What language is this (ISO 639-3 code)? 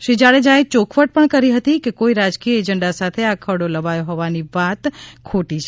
guj